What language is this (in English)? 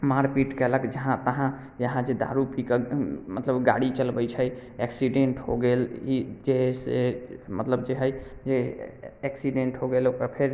Maithili